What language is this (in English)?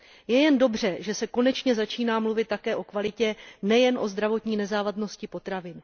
Czech